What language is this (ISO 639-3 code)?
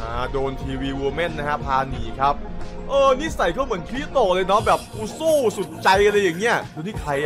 tha